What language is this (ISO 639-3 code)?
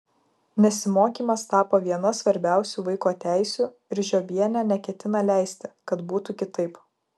lit